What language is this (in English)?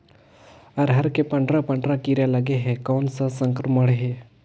Chhattisgarhi